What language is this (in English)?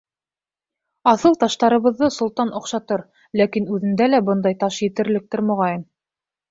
Bashkir